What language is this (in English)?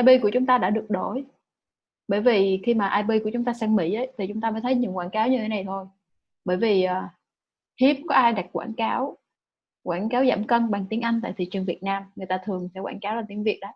Vietnamese